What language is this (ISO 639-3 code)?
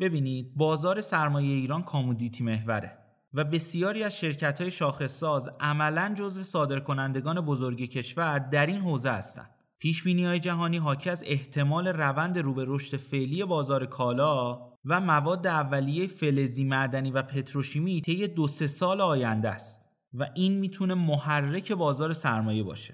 fas